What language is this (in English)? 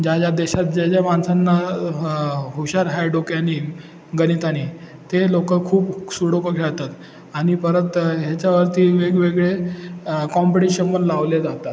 Marathi